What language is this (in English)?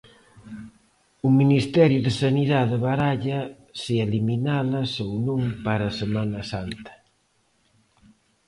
Galician